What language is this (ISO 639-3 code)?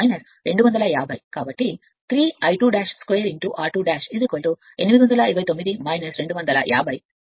tel